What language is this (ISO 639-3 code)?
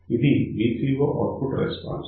tel